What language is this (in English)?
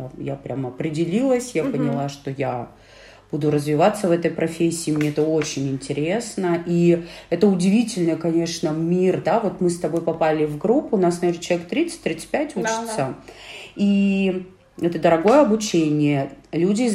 Russian